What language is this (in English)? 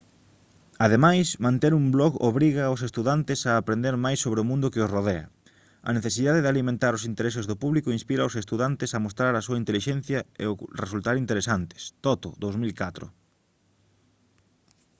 Galician